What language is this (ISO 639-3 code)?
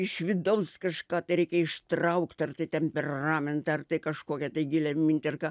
lit